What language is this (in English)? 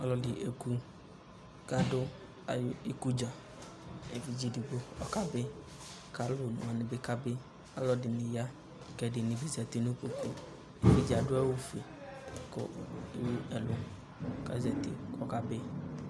Ikposo